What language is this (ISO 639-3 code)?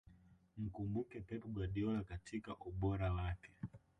swa